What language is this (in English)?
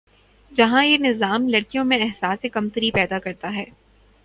Urdu